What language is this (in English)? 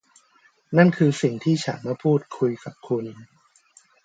Thai